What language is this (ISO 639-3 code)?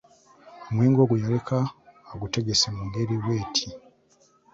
lug